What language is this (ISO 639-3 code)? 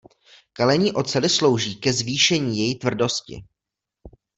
ces